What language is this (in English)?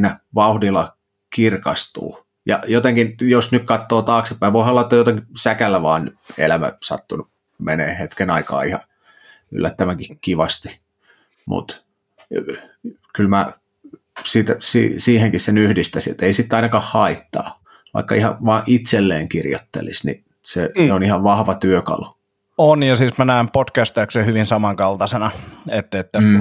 Finnish